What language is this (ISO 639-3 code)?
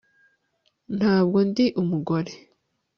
kin